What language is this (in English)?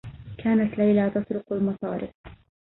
Arabic